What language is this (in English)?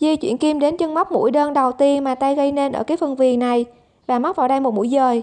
Vietnamese